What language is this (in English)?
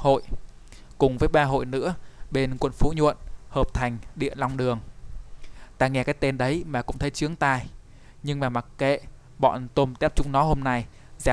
Vietnamese